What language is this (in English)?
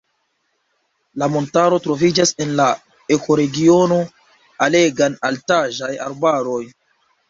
Esperanto